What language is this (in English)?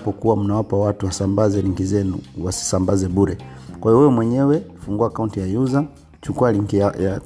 Swahili